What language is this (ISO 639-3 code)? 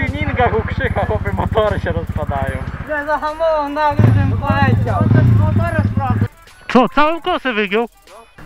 pol